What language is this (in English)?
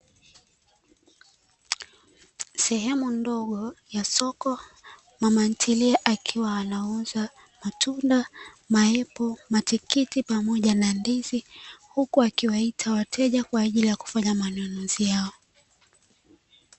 Swahili